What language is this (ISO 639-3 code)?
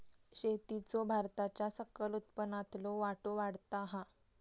mar